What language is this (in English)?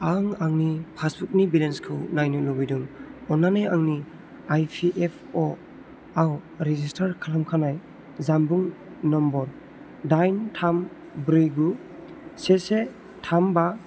Bodo